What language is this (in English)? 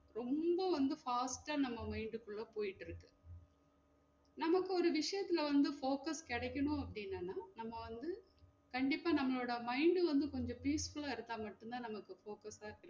Tamil